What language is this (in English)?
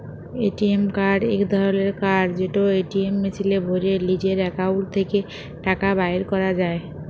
Bangla